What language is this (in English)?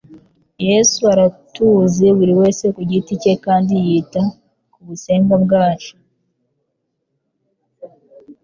Kinyarwanda